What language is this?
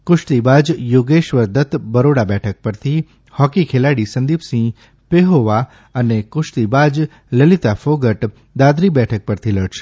Gujarati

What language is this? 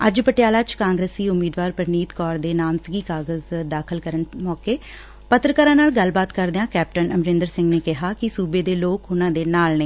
Punjabi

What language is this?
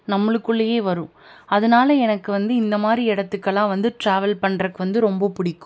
Tamil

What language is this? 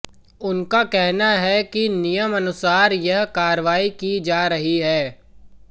Hindi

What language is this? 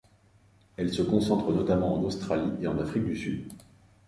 French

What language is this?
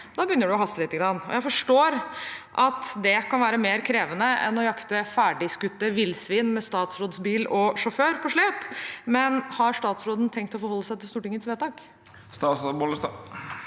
Norwegian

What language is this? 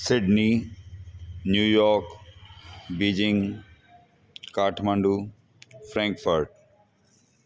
Sindhi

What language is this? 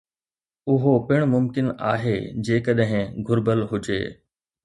Sindhi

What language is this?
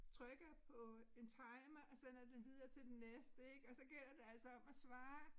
Danish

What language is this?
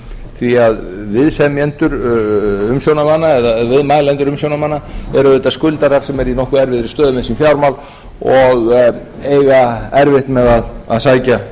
Icelandic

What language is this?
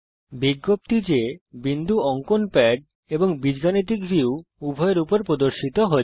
Bangla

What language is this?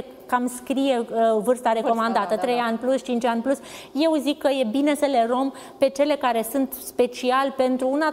Romanian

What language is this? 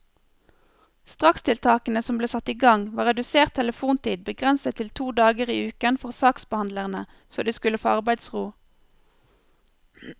Norwegian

